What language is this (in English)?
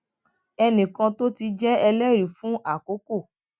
Yoruba